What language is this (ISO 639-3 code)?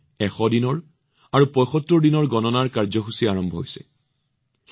asm